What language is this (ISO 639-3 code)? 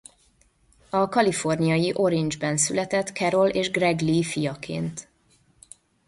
hun